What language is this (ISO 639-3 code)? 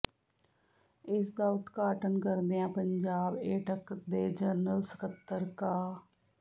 pan